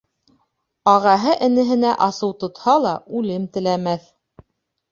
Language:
Bashkir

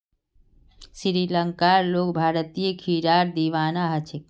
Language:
Magahi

